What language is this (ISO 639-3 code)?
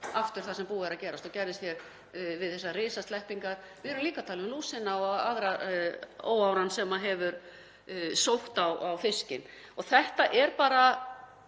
isl